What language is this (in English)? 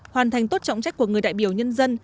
Vietnamese